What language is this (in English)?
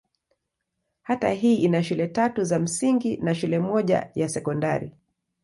Swahili